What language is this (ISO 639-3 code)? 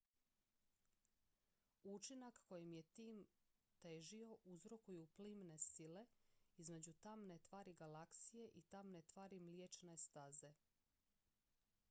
hrv